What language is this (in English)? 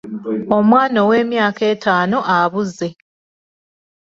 Ganda